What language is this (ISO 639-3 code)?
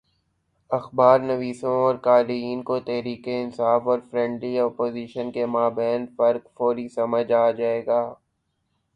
urd